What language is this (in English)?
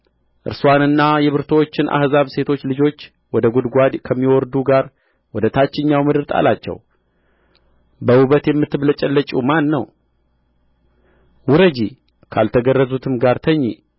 Amharic